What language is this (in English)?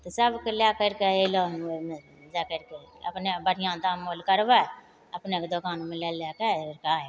Maithili